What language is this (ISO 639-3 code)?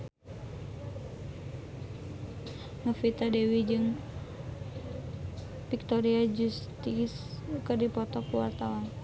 sun